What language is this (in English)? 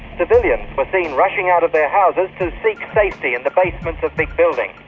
English